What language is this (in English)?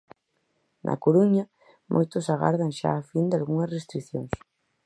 Galician